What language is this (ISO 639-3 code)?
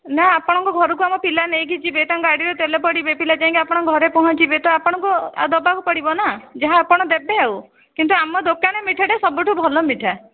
ori